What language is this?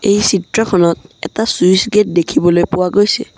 Assamese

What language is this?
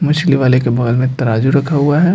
Hindi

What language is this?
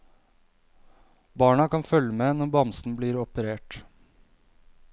Norwegian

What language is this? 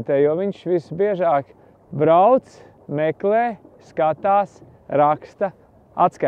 Latvian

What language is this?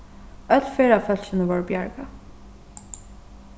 Faroese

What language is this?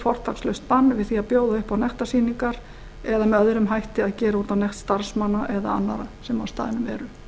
Icelandic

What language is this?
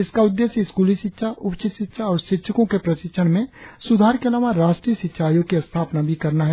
Hindi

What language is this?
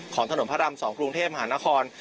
Thai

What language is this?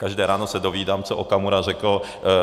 Czech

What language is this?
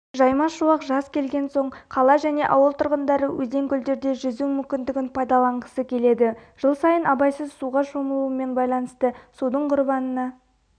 Kazakh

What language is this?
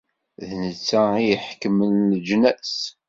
Kabyle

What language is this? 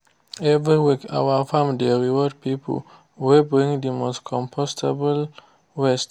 Nigerian Pidgin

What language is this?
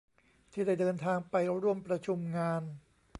Thai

